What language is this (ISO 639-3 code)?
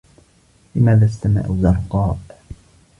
ara